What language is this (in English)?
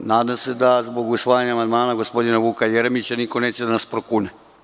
Serbian